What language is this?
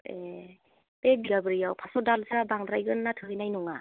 Bodo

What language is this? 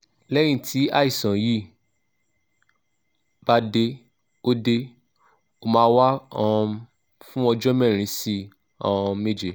Yoruba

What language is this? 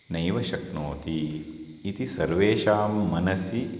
Sanskrit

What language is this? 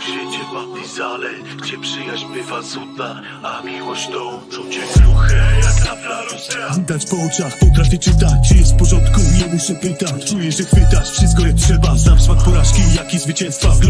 Polish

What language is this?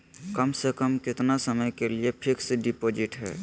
Magahi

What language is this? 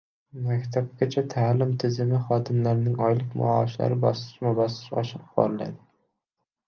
Uzbek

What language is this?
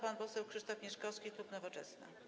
Polish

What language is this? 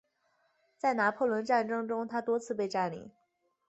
Chinese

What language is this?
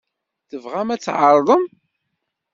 Kabyle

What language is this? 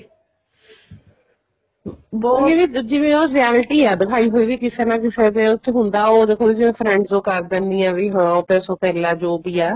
Punjabi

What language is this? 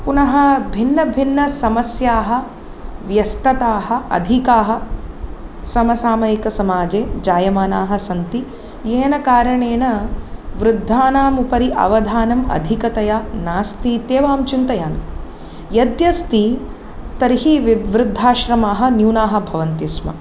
Sanskrit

